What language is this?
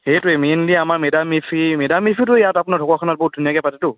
Assamese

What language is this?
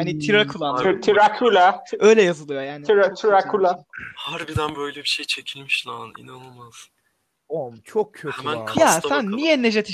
Turkish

